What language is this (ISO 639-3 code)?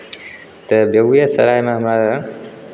mai